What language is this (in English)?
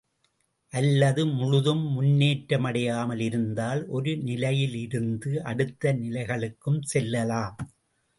Tamil